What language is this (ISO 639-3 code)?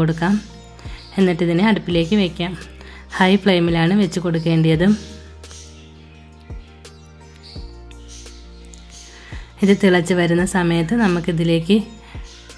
ron